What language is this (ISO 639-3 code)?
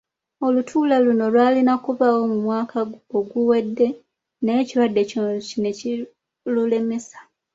lug